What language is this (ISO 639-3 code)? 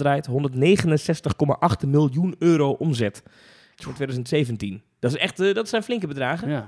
nld